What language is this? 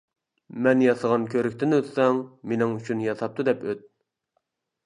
Uyghur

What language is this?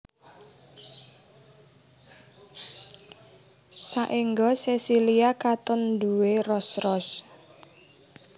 Javanese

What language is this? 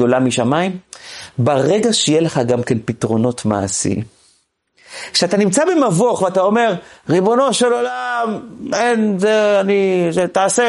Hebrew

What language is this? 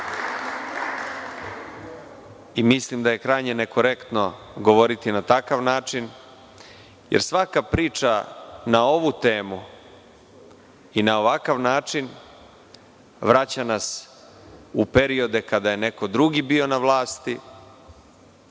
Serbian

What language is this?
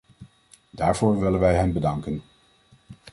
Dutch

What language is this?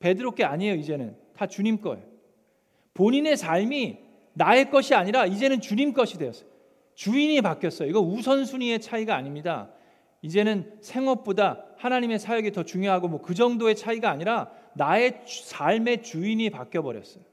Korean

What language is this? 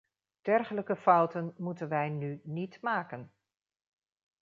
Dutch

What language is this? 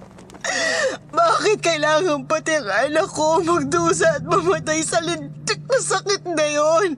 Filipino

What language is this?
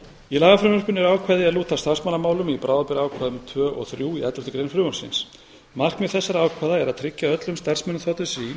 Icelandic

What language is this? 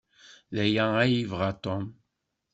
Kabyle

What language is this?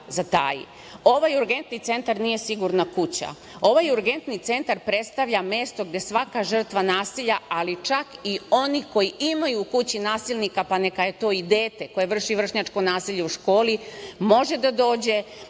Serbian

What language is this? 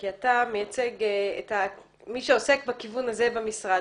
Hebrew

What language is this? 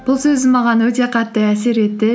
Kazakh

